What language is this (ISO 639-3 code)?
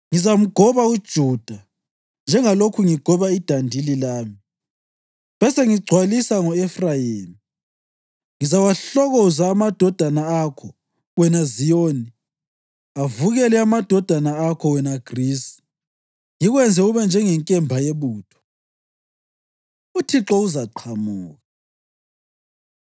nde